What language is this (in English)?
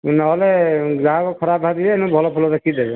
Odia